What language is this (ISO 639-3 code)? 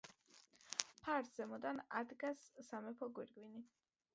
kat